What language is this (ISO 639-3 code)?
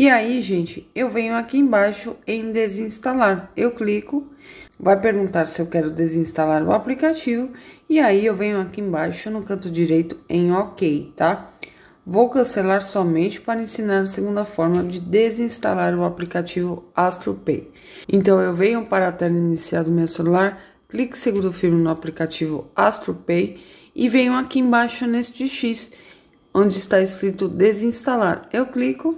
por